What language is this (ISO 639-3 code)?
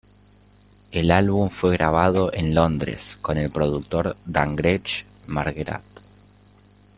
spa